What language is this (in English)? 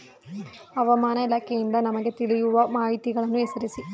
Kannada